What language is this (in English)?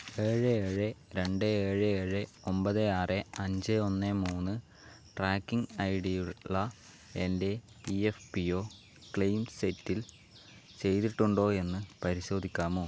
Malayalam